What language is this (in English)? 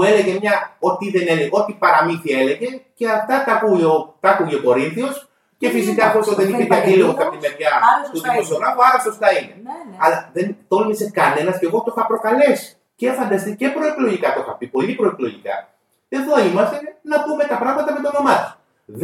Greek